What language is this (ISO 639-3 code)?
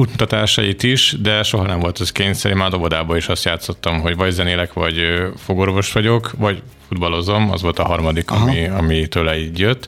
hun